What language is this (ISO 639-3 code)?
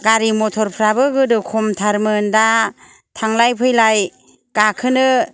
brx